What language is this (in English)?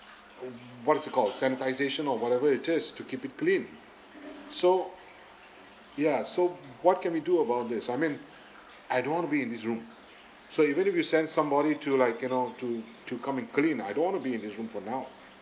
English